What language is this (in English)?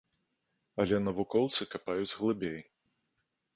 Belarusian